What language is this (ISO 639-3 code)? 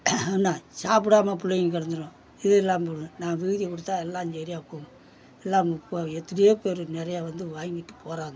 tam